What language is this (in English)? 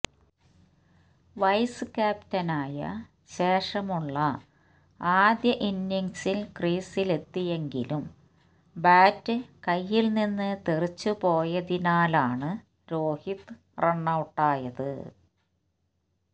Malayalam